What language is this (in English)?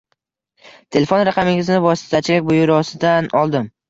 Uzbek